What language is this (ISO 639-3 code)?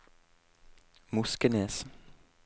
nor